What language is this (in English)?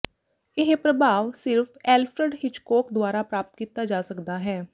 Punjabi